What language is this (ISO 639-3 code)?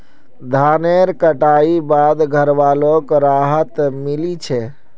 mag